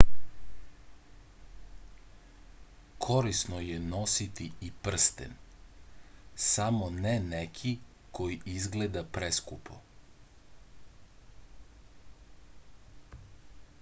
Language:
Serbian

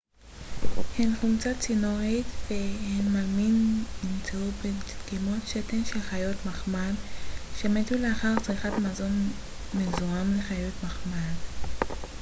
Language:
Hebrew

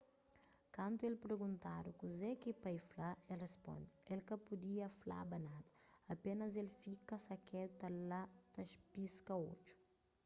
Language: Kabuverdianu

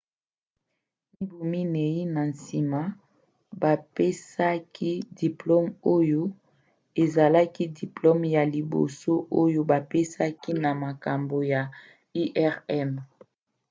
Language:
Lingala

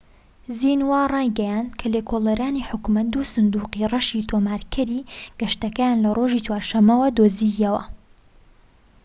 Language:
Central Kurdish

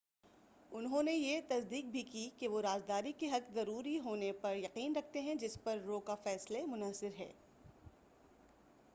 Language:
Urdu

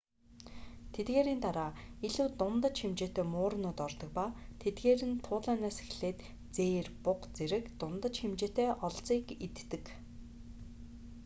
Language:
Mongolian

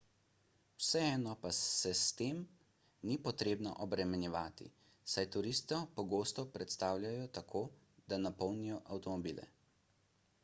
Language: Slovenian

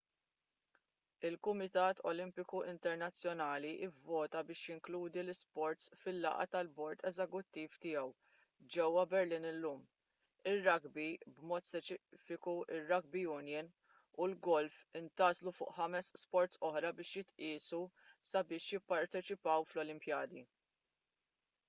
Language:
Maltese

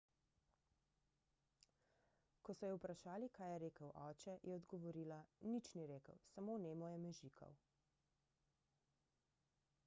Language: Slovenian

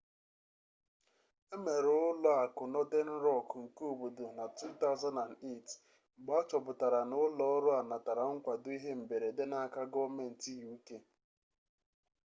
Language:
Igbo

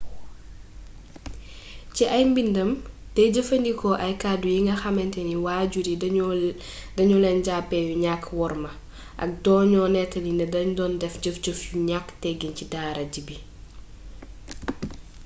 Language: Wolof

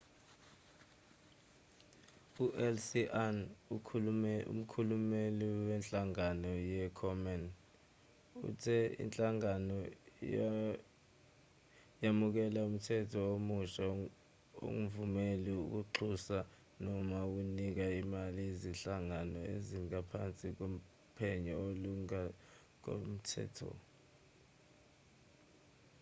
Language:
Zulu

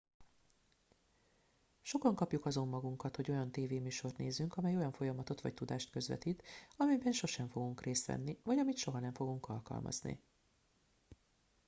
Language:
Hungarian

